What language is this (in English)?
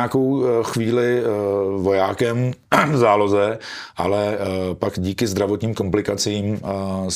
Czech